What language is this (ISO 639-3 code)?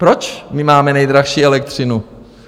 ces